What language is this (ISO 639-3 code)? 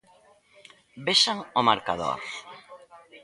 glg